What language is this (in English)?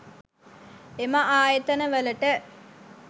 Sinhala